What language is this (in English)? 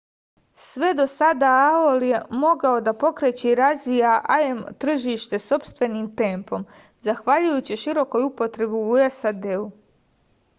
Serbian